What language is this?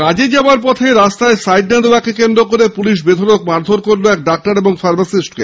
Bangla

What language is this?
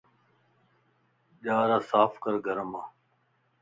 Lasi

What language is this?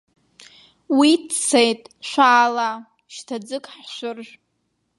Abkhazian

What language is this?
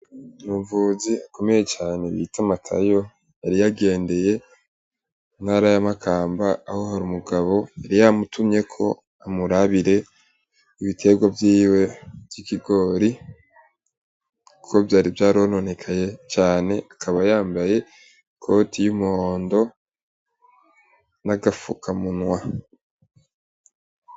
Rundi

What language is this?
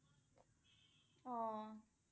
Assamese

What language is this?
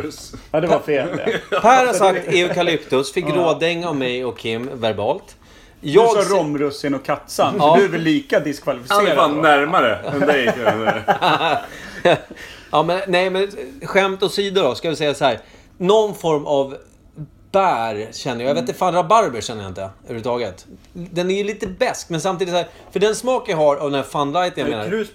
Swedish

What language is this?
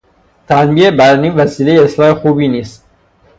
Persian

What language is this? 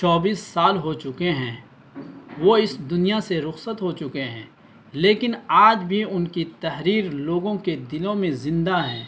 Urdu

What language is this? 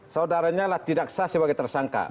Indonesian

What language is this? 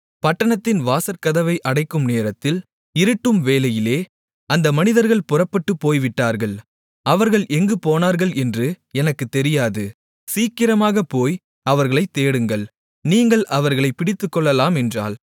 Tamil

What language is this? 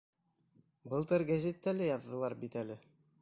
Bashkir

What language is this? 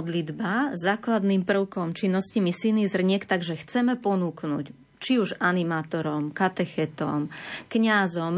Slovak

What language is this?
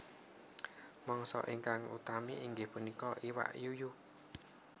Javanese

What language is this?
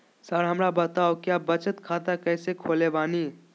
Magahi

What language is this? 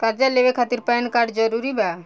Bhojpuri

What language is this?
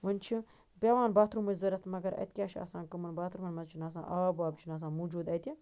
Kashmiri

